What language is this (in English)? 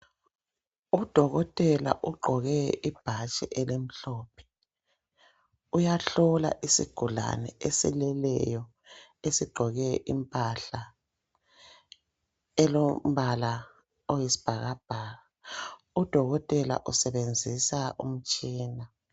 North Ndebele